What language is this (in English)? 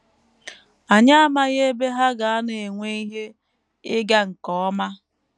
Igbo